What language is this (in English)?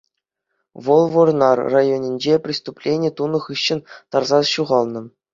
Chuvash